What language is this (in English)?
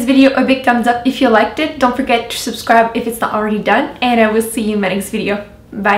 English